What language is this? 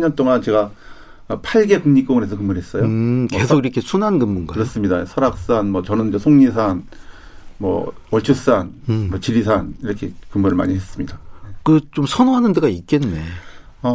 Korean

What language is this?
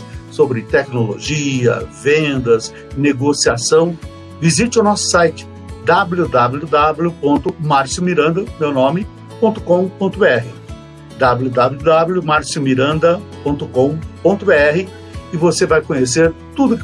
Portuguese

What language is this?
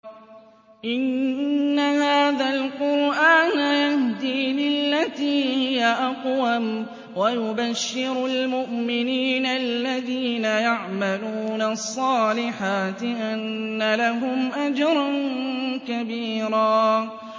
Arabic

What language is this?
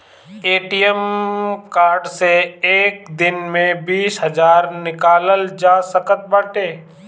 Bhojpuri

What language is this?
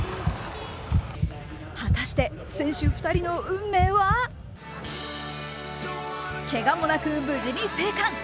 Japanese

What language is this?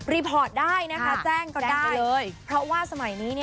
Thai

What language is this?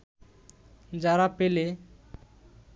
Bangla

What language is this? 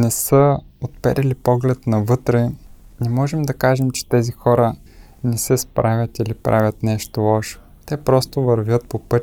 Bulgarian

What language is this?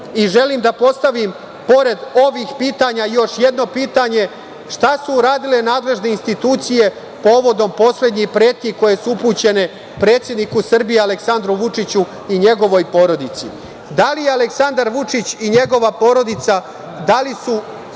Serbian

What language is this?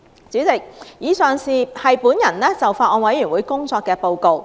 Cantonese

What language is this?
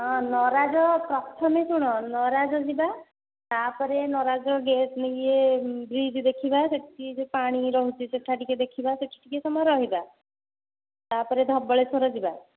Odia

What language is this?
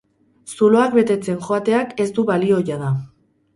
Basque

